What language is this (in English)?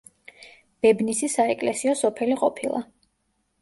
Georgian